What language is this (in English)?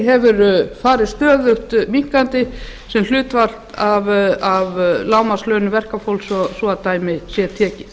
Icelandic